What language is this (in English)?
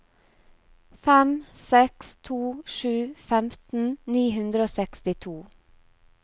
Norwegian